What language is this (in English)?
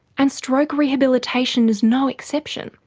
English